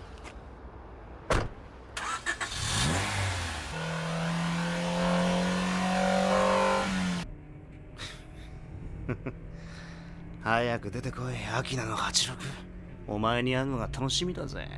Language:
Japanese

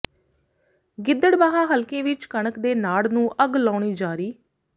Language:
Punjabi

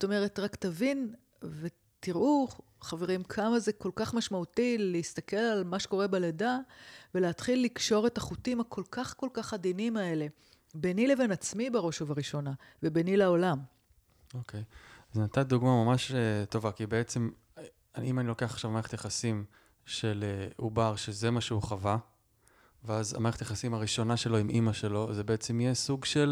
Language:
Hebrew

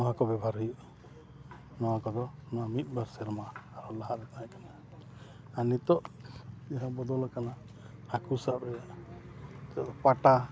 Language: Santali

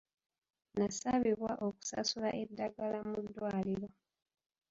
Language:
Ganda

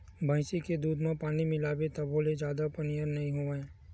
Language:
Chhattisgarhi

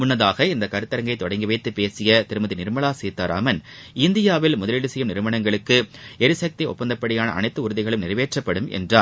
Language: Tamil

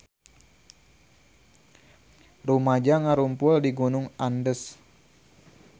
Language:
Sundanese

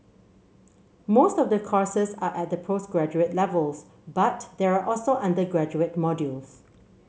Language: English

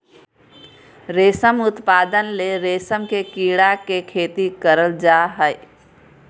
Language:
Magahi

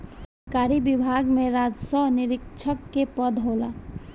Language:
Bhojpuri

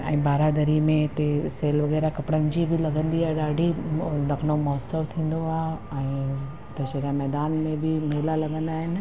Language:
Sindhi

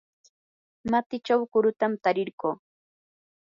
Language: Yanahuanca Pasco Quechua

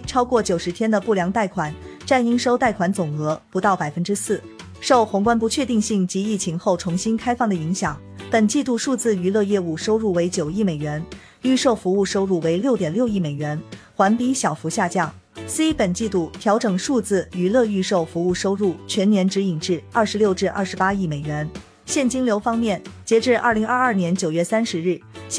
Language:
Chinese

